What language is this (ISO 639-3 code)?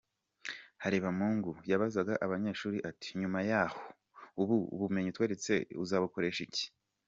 kin